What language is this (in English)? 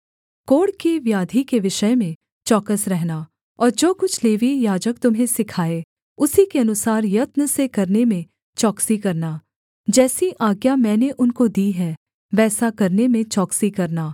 Hindi